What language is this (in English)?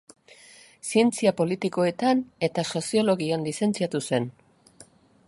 Basque